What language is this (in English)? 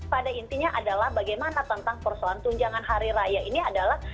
Indonesian